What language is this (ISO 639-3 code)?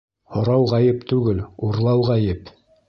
bak